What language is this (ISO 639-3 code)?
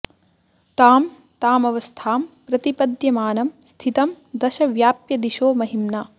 san